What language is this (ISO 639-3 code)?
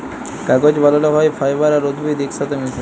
ben